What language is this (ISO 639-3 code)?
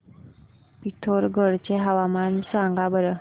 mar